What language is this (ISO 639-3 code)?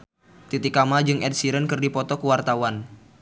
sun